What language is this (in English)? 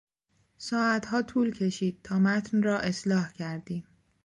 Persian